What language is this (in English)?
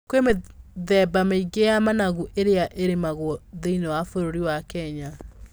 Kikuyu